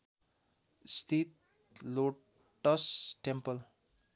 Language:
Nepali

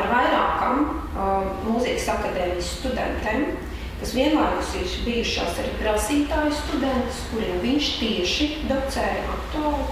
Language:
Latvian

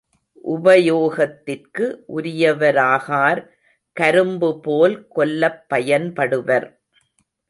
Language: Tamil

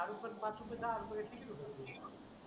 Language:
Marathi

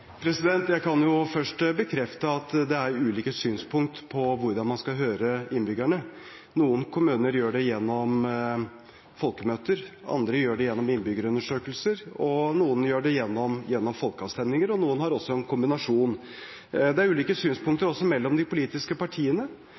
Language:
Norwegian Bokmål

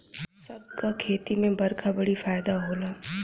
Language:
Bhojpuri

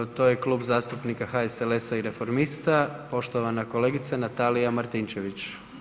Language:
Croatian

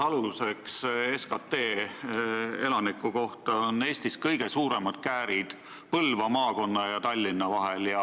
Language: Estonian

